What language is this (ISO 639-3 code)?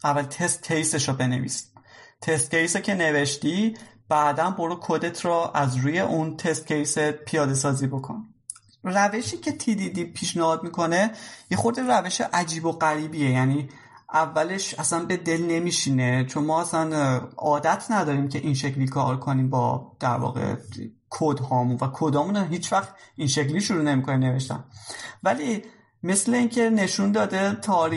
fas